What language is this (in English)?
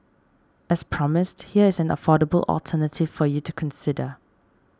English